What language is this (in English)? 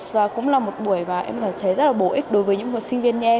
Vietnamese